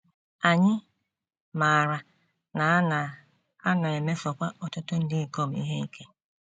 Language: Igbo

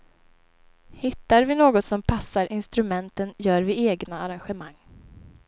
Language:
Swedish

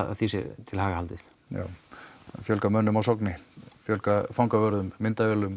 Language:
Icelandic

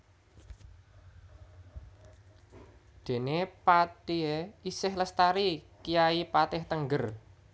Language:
Javanese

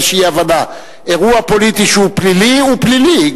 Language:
Hebrew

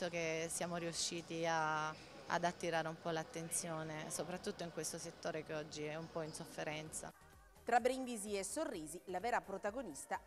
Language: Italian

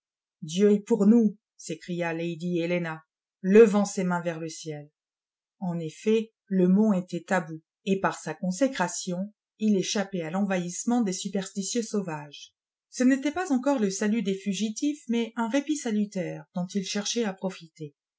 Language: French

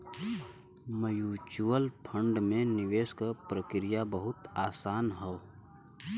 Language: Bhojpuri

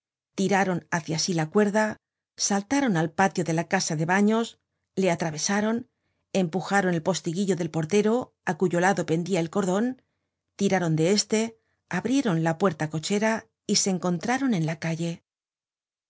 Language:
Spanish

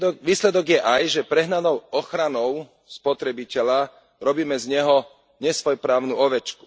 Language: Slovak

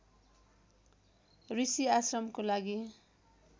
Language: Nepali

